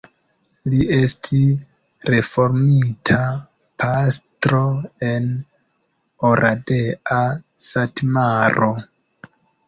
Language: Esperanto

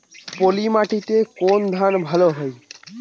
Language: Bangla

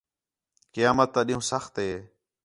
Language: Khetrani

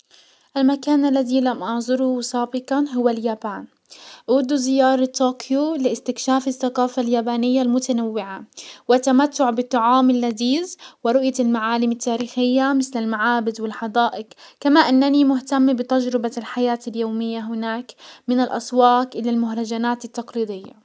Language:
Hijazi Arabic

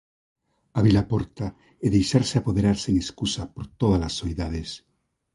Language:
Galician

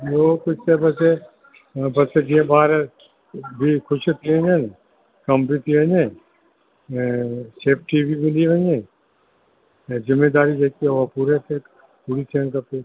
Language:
Sindhi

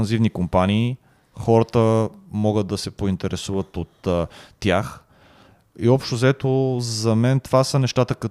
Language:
Bulgarian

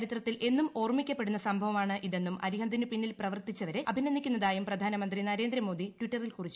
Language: Malayalam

